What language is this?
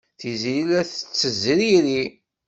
Kabyle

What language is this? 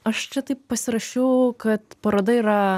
Lithuanian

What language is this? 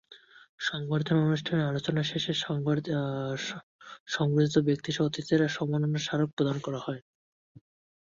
Bangla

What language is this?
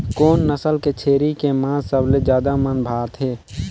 Chhattisgarhi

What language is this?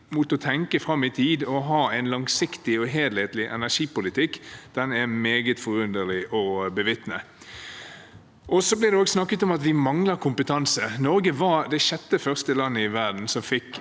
Norwegian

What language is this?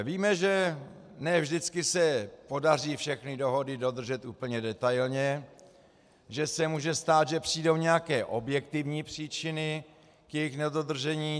Czech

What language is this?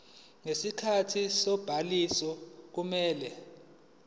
Zulu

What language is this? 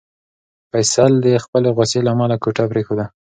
Pashto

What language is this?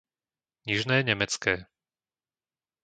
Slovak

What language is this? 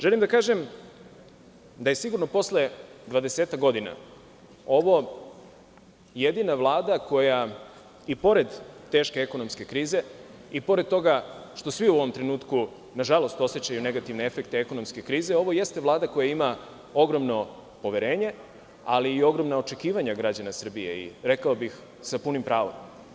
Serbian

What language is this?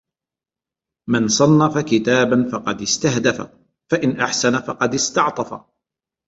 Arabic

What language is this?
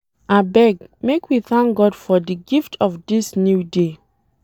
Nigerian Pidgin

